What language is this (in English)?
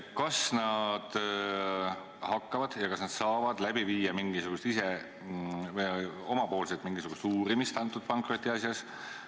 Estonian